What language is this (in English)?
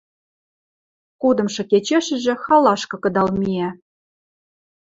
Western Mari